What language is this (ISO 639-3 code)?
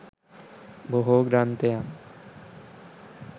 sin